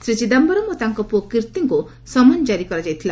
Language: Odia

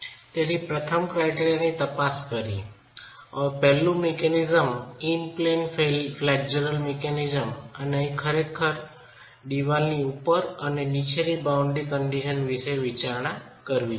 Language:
Gujarati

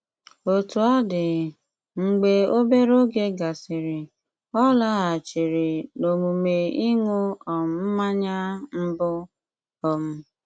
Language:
Igbo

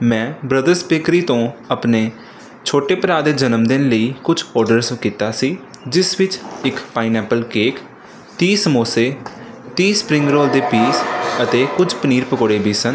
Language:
Punjabi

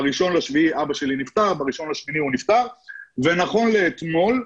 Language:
Hebrew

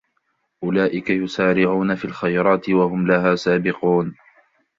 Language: Arabic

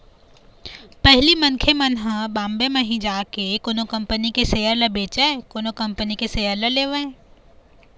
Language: Chhattisgarhi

